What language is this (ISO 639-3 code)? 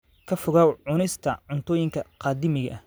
som